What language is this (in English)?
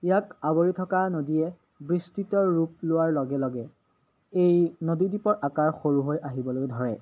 Assamese